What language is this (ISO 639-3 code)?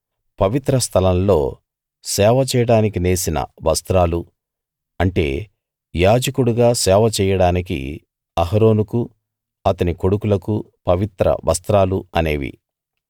tel